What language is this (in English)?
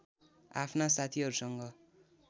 Nepali